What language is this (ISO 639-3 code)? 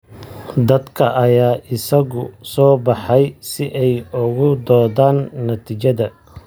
som